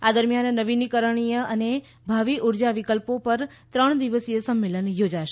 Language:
Gujarati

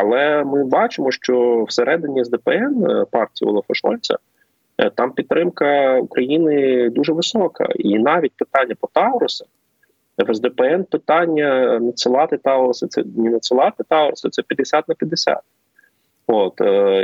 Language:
Ukrainian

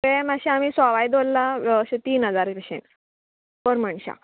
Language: Konkani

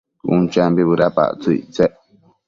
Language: Matsés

